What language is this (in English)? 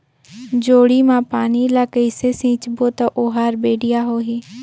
Chhattisgarhi